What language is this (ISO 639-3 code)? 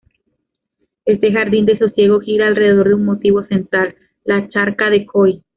spa